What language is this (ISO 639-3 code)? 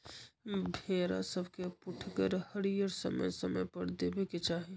mag